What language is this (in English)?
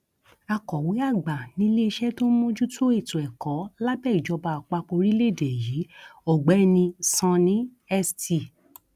Yoruba